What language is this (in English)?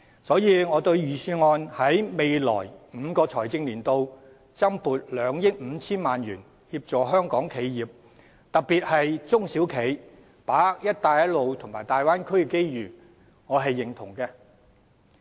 Cantonese